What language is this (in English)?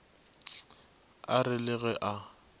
Northern Sotho